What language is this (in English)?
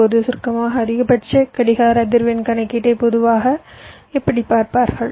Tamil